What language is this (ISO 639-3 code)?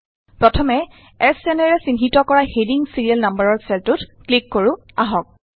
asm